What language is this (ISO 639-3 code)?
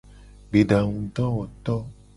gej